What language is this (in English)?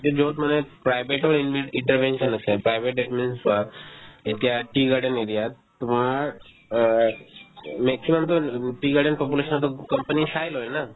Assamese